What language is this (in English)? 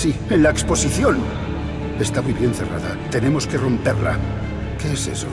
Spanish